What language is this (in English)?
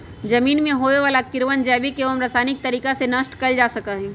Magahi